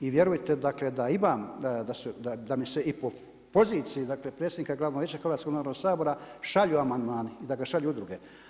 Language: Croatian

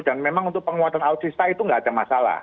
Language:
Indonesian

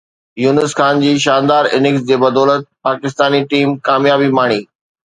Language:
Sindhi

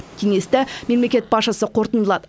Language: Kazakh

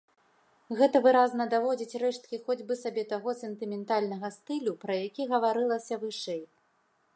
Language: Belarusian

